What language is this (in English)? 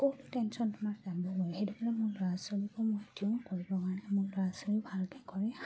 Assamese